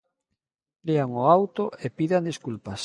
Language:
Galician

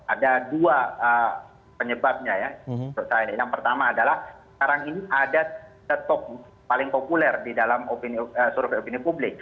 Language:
Indonesian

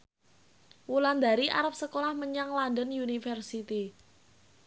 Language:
Javanese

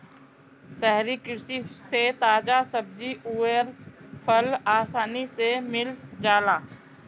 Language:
Bhojpuri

